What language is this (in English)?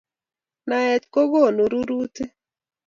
Kalenjin